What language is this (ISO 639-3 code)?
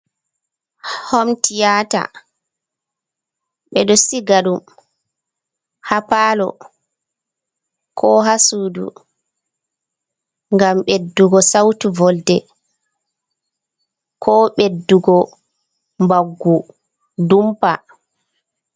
ful